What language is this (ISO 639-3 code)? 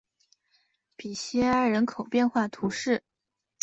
zho